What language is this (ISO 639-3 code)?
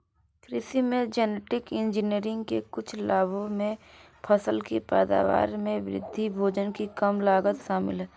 hin